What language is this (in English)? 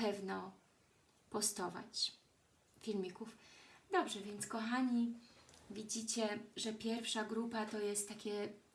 Polish